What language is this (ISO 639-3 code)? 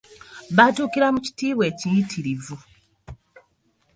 lug